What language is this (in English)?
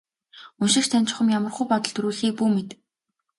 Mongolian